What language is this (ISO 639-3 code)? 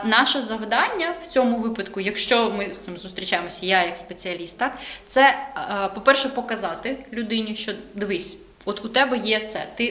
ukr